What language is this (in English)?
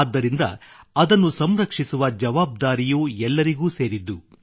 Kannada